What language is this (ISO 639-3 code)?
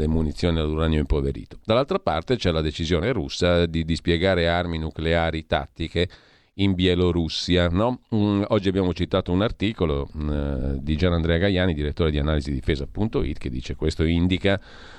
ita